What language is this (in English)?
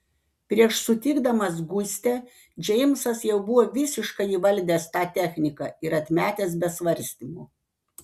Lithuanian